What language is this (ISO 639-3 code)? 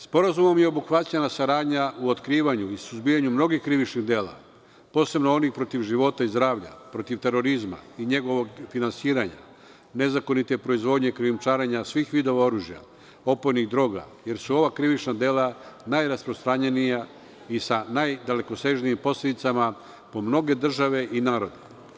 srp